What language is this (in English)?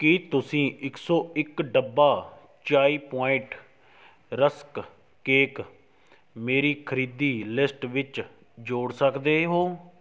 Punjabi